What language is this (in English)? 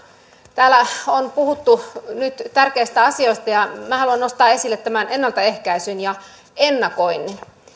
Finnish